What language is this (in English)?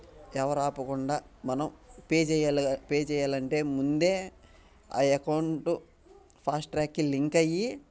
Telugu